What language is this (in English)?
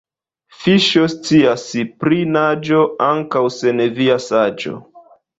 Esperanto